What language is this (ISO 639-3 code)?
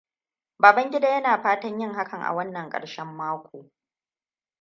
hau